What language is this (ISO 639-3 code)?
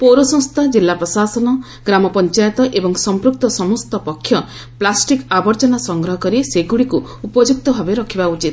ori